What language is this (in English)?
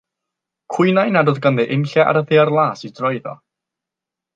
Welsh